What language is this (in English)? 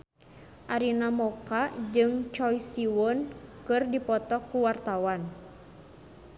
Sundanese